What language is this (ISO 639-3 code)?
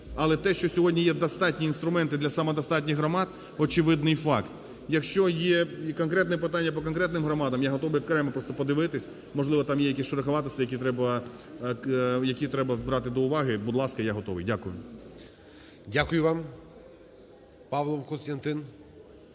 ukr